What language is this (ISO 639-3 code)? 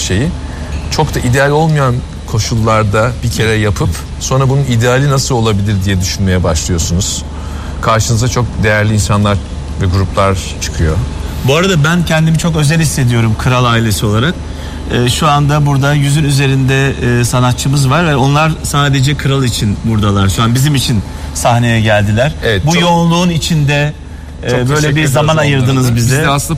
tur